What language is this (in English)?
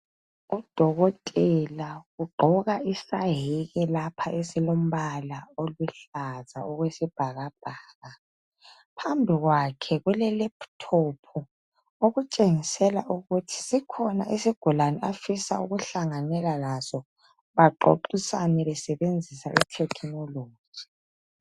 North Ndebele